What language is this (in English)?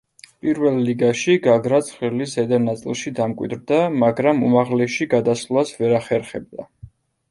Georgian